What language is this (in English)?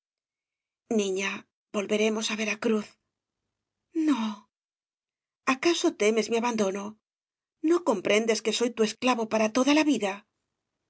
Spanish